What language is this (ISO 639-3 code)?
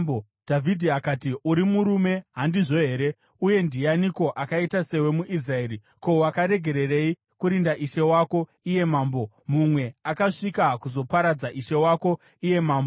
sna